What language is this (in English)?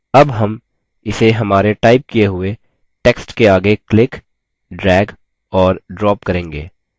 Hindi